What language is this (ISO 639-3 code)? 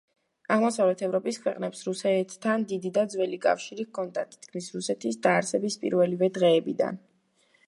kat